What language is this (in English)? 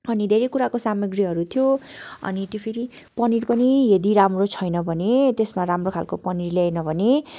Nepali